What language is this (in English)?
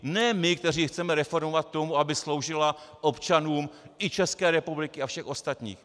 Czech